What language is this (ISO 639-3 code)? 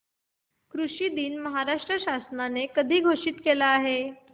mar